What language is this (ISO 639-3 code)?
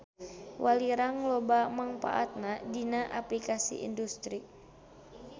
sun